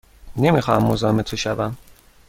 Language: Persian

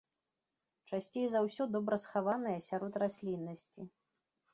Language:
Belarusian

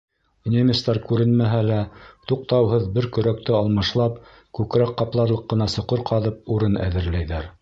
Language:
Bashkir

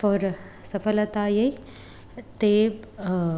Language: Sanskrit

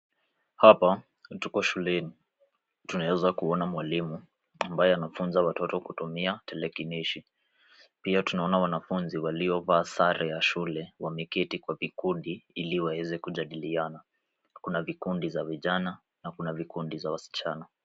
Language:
Swahili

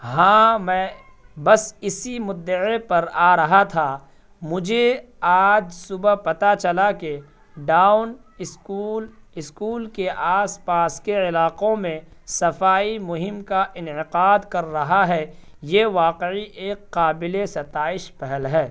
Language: Urdu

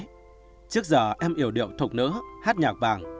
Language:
Vietnamese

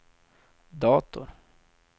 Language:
Swedish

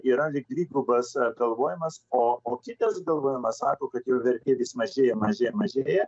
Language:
Lithuanian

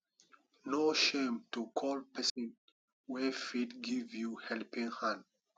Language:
Nigerian Pidgin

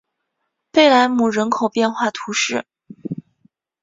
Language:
Chinese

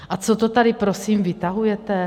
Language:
Czech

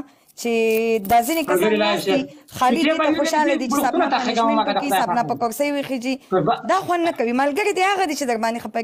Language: Arabic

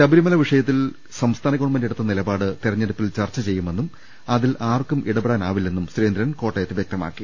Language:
Malayalam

